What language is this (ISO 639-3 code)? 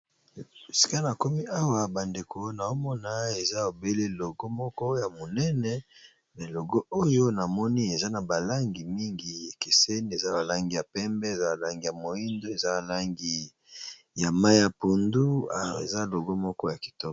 lin